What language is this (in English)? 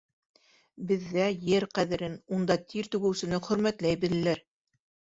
Bashkir